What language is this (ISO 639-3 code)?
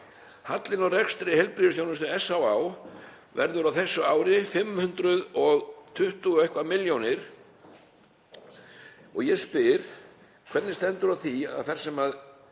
isl